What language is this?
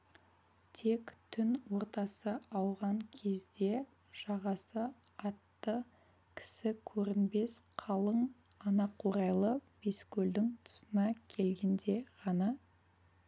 Kazakh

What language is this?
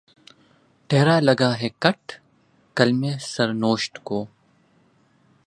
Urdu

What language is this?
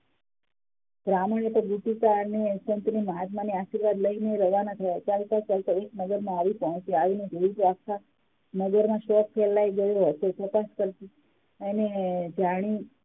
Gujarati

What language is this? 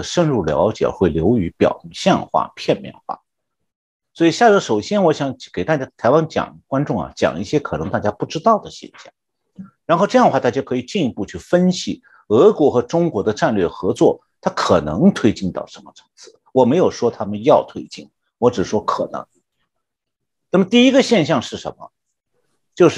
Chinese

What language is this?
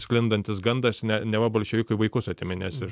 Lithuanian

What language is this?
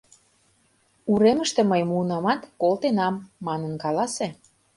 Mari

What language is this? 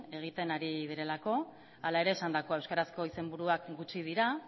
Basque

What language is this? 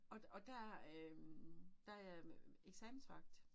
Danish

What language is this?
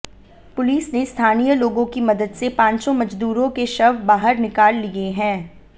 Hindi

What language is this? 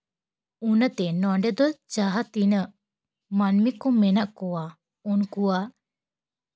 Santali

